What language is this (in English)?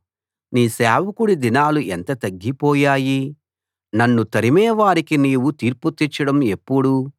Telugu